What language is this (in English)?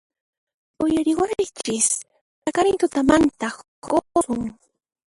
Puno Quechua